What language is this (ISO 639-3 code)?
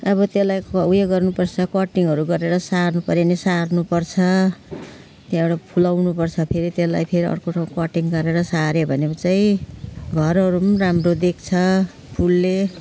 nep